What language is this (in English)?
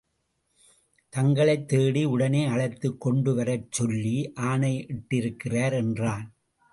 Tamil